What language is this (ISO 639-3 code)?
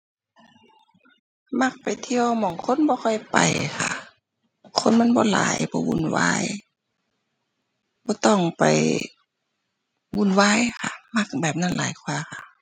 tha